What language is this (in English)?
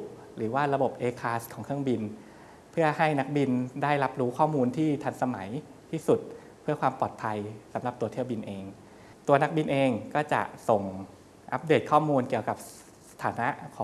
Thai